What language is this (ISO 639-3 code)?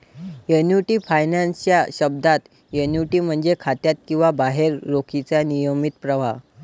mar